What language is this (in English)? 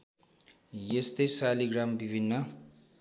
Nepali